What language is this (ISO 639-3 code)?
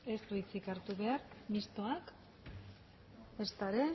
eus